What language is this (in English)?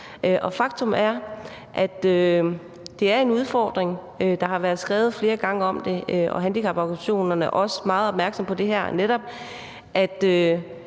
Danish